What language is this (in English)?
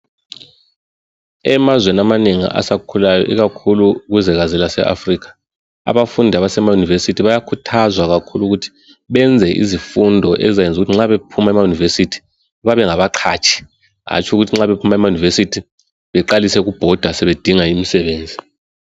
North Ndebele